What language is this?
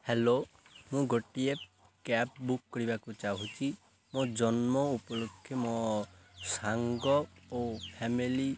Odia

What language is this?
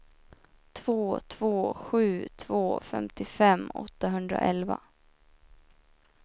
Swedish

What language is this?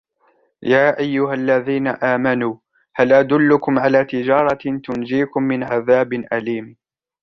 Arabic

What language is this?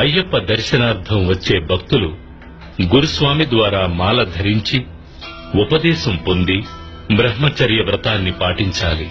Telugu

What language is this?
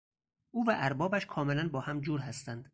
Persian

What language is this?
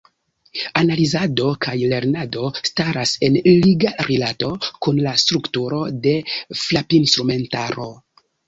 Esperanto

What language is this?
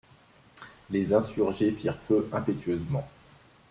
French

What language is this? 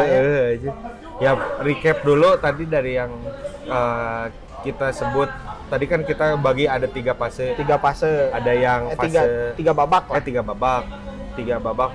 Indonesian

